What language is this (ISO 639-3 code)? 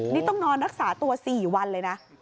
tha